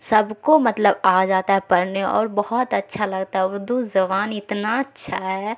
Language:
Urdu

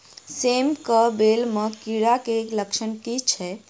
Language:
Maithili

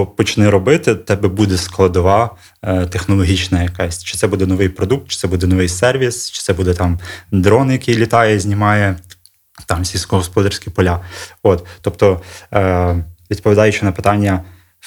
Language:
Ukrainian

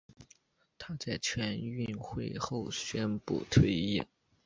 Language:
Chinese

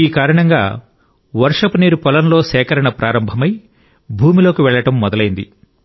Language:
Telugu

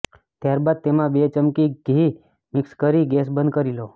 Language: Gujarati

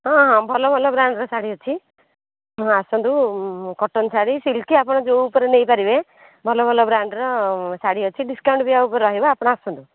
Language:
Odia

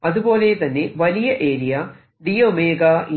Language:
Malayalam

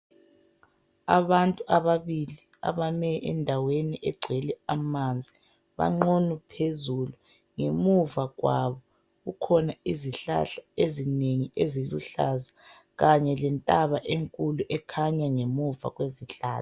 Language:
North Ndebele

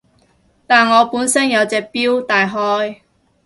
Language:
Cantonese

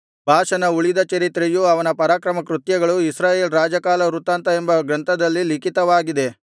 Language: Kannada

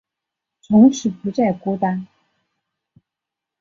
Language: Chinese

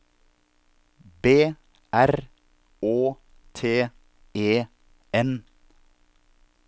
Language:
Norwegian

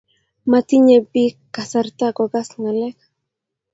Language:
Kalenjin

